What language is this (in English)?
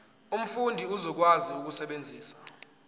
Zulu